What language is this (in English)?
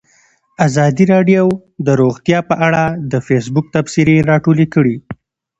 Pashto